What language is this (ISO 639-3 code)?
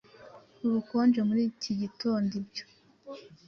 kin